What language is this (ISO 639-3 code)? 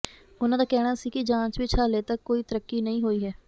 pan